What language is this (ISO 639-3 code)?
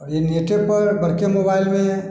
mai